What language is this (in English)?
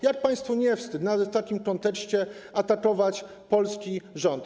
Polish